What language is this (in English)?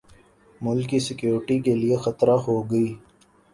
Urdu